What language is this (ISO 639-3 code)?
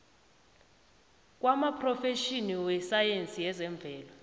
nbl